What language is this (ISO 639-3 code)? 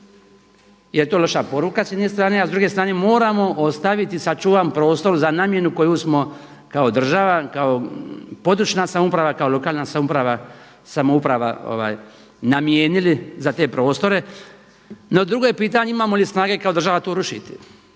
hrv